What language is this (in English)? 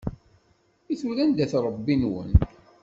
Kabyle